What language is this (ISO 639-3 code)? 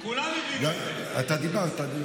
heb